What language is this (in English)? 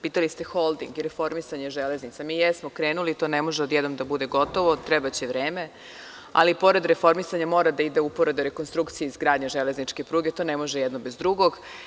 Serbian